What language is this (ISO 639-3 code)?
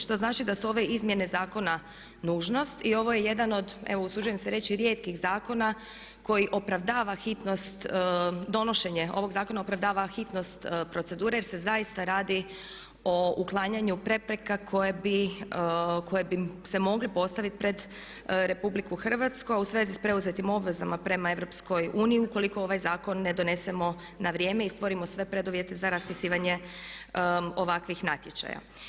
hrv